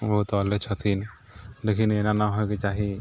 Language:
Maithili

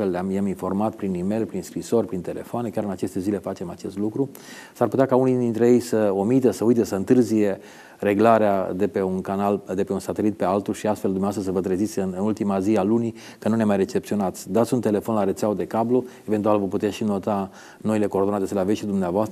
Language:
Romanian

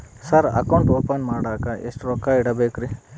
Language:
Kannada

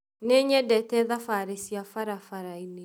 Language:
Kikuyu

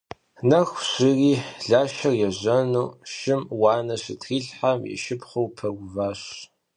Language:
Kabardian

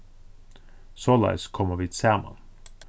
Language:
Faroese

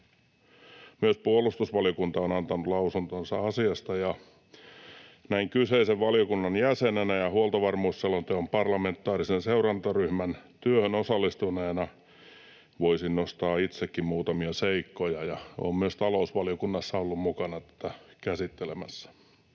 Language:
Finnish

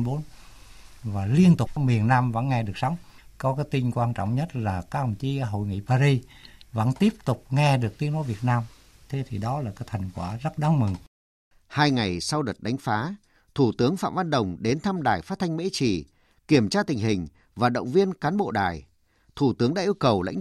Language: Vietnamese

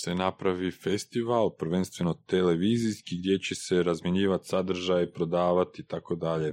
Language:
Croatian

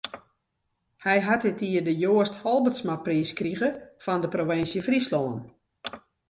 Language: Western Frisian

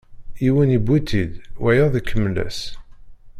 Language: Kabyle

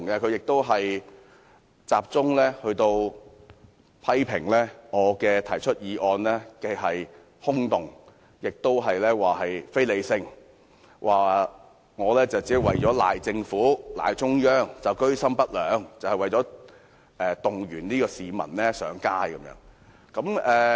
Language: Cantonese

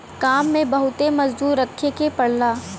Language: Bhojpuri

